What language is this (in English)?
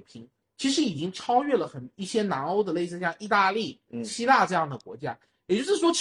Chinese